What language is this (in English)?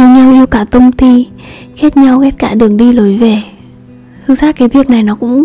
Vietnamese